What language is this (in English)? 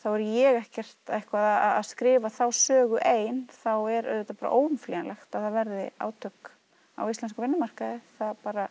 Icelandic